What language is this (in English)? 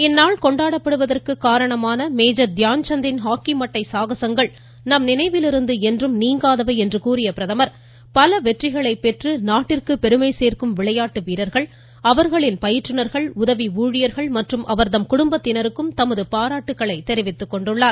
Tamil